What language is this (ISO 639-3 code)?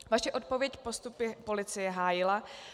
ces